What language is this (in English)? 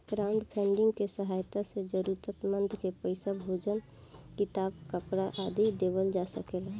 Bhojpuri